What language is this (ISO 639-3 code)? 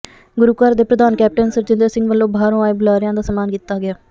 pan